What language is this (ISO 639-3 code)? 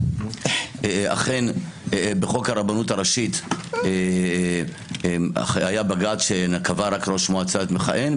heb